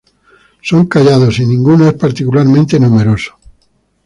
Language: Spanish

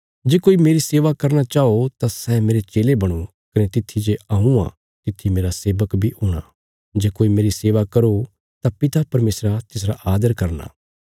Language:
Bilaspuri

